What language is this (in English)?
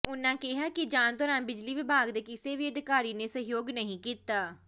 Punjabi